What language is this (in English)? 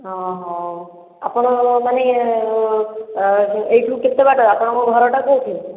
Odia